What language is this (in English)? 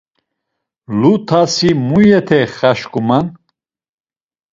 Laz